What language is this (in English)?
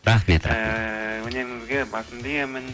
Kazakh